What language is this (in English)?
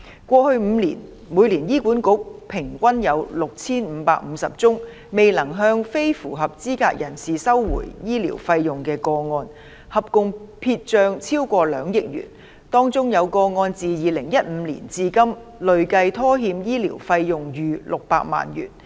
Cantonese